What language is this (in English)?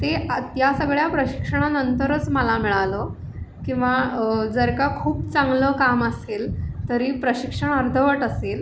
Marathi